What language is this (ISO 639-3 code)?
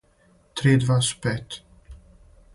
srp